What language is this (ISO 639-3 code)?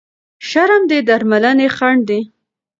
pus